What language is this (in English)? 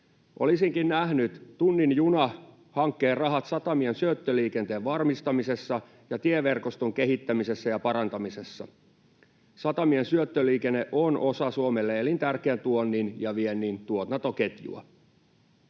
Finnish